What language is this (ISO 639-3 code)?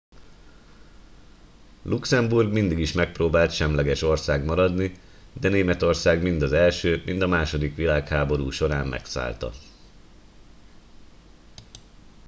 hun